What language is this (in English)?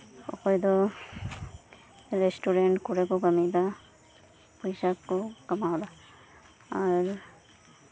Santali